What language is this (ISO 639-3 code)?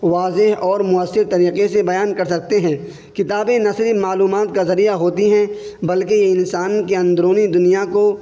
urd